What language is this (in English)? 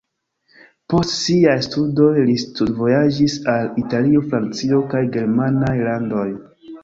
Esperanto